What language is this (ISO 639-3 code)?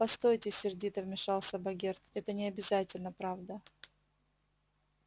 rus